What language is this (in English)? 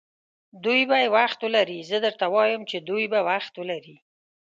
Pashto